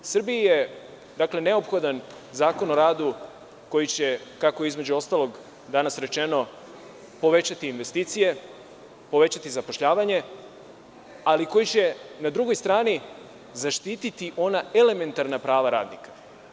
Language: Serbian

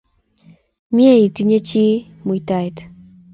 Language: Kalenjin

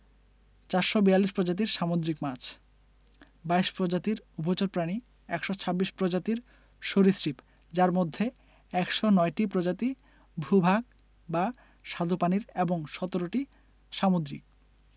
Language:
Bangla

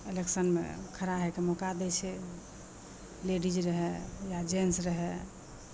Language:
Maithili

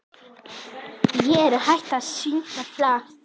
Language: Icelandic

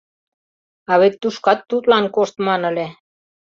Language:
Mari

